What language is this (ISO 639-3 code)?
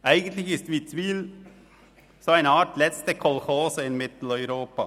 gsw